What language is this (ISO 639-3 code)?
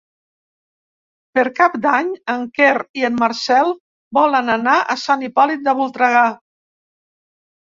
cat